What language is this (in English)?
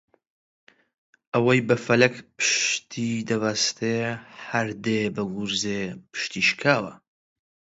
Central Kurdish